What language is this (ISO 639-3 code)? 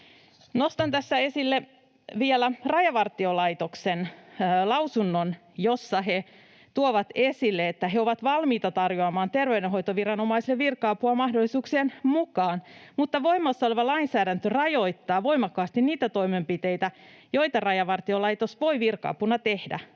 fin